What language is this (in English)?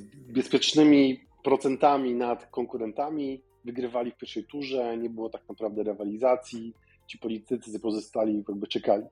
Polish